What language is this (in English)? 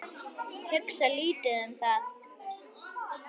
Icelandic